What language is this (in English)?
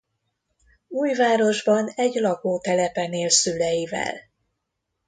Hungarian